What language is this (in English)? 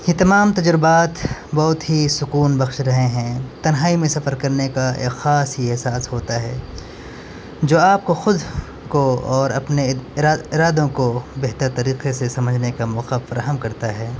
Urdu